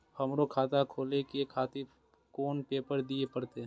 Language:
Maithili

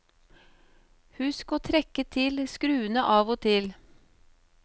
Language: Norwegian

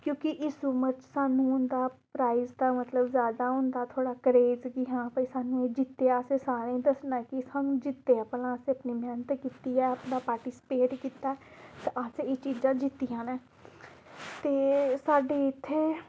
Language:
Dogri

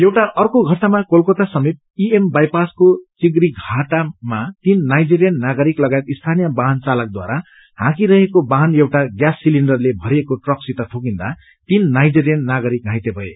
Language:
Nepali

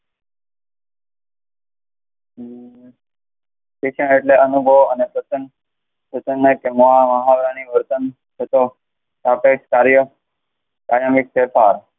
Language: Gujarati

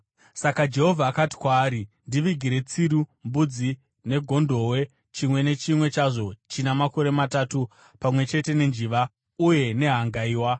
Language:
Shona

